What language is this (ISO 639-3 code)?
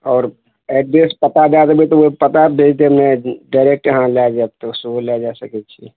mai